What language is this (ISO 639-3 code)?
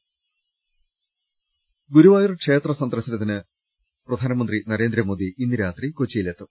mal